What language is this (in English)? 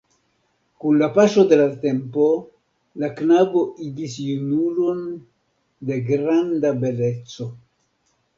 Esperanto